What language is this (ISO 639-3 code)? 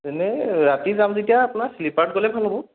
asm